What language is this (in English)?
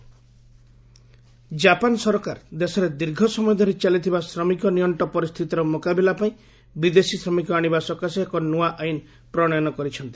Odia